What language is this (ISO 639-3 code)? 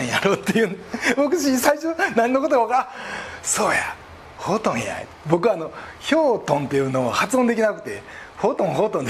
jpn